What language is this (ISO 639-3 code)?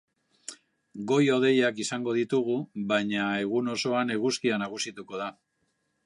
eus